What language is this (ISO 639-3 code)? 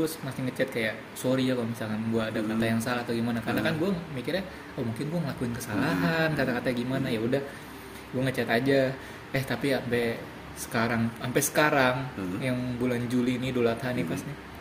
ind